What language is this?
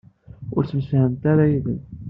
Kabyle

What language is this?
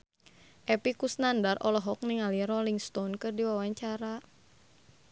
Sundanese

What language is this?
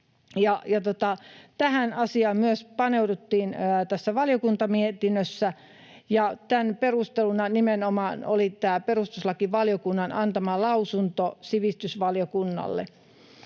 Finnish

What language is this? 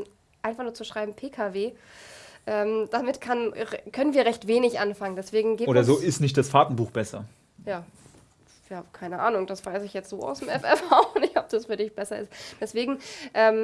German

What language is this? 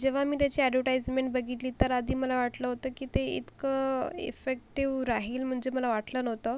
Marathi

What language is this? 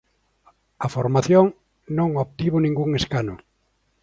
Galician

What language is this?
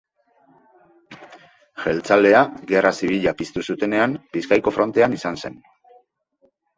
Basque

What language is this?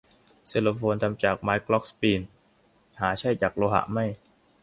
Thai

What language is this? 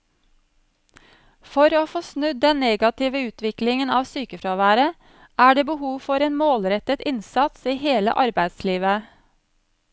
Norwegian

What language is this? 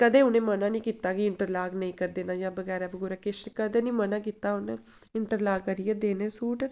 Dogri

